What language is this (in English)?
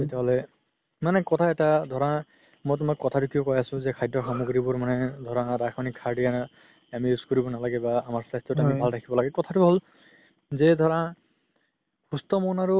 Assamese